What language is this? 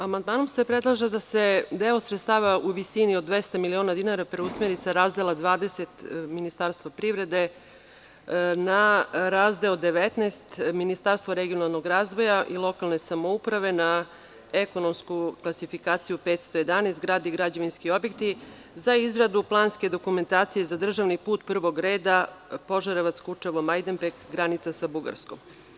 Serbian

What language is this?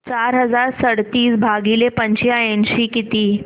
Marathi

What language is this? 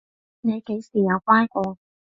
Cantonese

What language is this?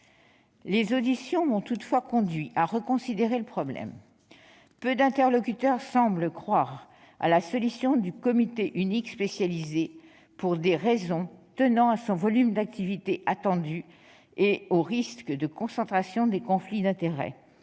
French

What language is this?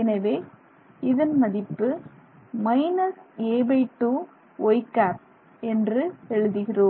Tamil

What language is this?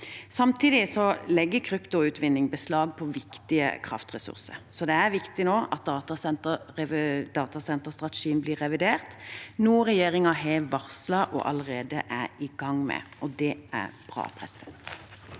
Norwegian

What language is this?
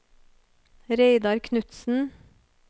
Norwegian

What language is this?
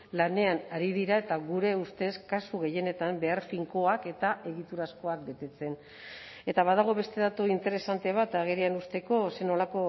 Basque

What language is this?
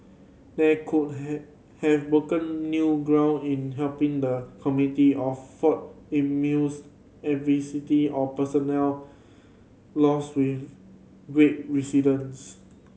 English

